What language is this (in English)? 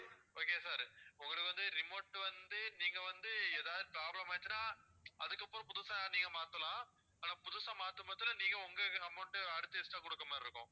Tamil